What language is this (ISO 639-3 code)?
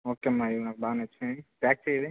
tel